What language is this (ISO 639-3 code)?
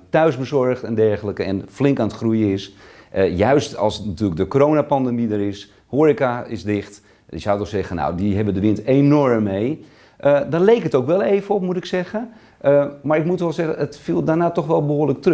nld